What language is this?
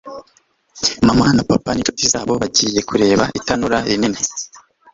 Kinyarwanda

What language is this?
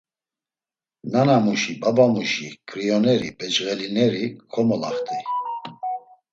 Laz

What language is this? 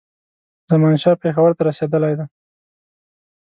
Pashto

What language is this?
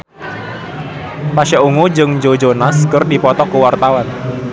Sundanese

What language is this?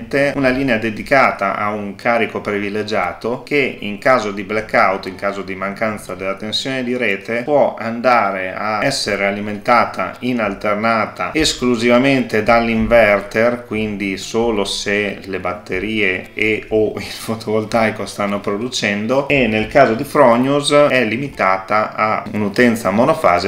Italian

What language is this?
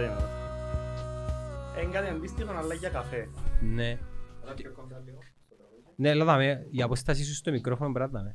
Greek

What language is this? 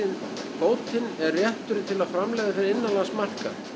Icelandic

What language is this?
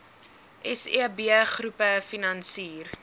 Afrikaans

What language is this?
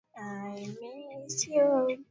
Swahili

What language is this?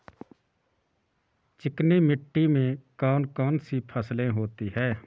Hindi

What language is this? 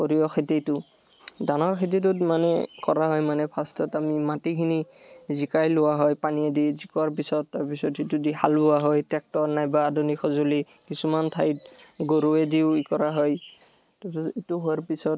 Assamese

